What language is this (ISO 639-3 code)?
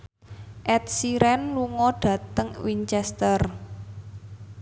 jav